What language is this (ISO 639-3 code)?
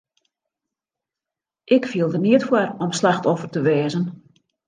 fry